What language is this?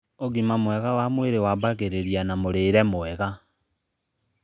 Kikuyu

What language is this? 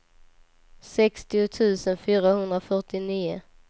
Swedish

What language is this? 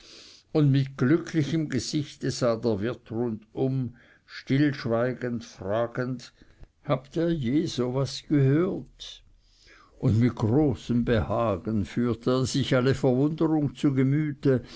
German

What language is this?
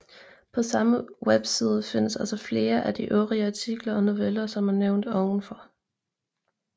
Danish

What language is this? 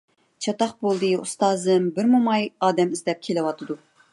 Uyghur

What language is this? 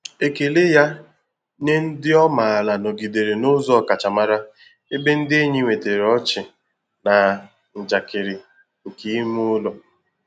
Igbo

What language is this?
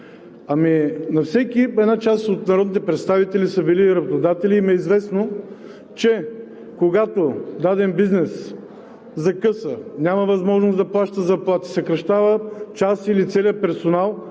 Bulgarian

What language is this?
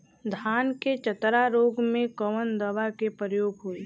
Bhojpuri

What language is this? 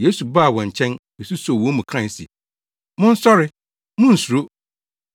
Akan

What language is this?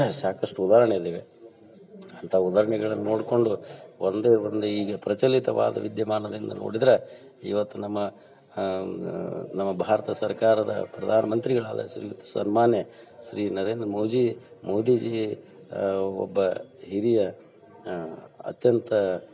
Kannada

